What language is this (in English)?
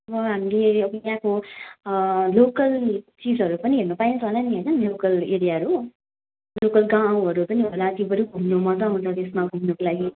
Nepali